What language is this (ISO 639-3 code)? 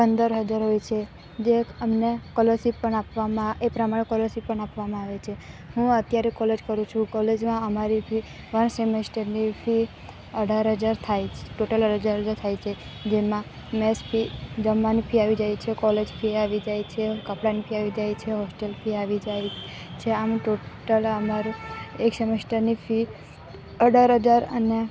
guj